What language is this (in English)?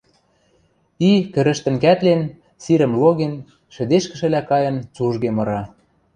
Western Mari